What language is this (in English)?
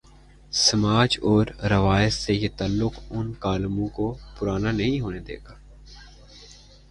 Urdu